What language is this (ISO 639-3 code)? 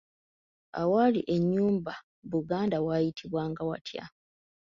lug